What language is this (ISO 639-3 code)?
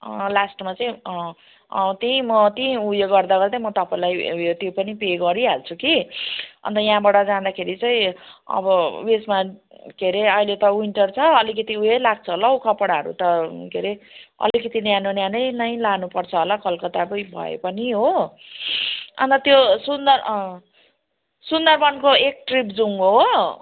nep